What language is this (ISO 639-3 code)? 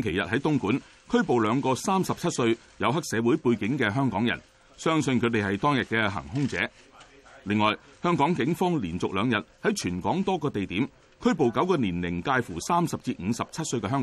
zho